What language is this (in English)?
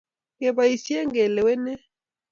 Kalenjin